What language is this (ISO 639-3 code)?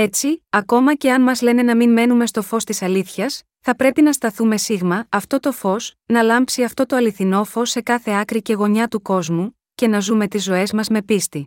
ell